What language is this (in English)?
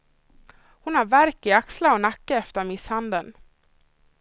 Swedish